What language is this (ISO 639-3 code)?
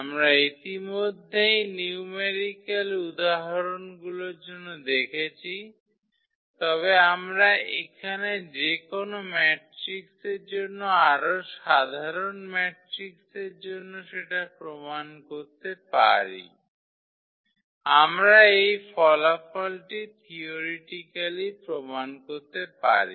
ben